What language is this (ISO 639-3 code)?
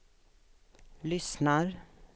swe